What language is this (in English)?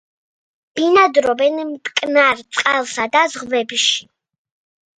Georgian